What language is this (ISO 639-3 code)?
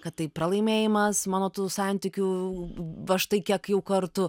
lit